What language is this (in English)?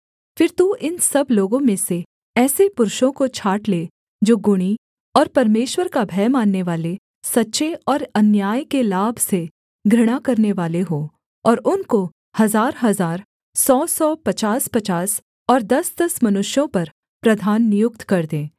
Hindi